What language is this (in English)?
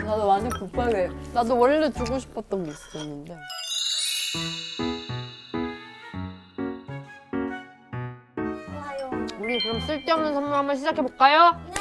Korean